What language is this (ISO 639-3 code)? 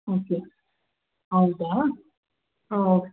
kan